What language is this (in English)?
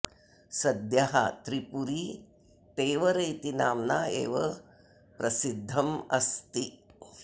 Sanskrit